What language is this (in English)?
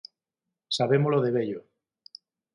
Galician